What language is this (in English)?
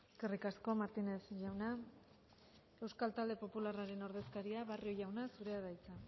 Basque